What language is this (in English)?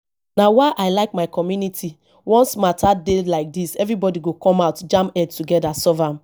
Nigerian Pidgin